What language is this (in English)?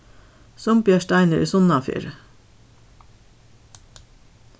Faroese